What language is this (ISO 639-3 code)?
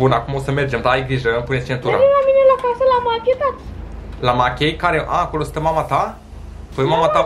ron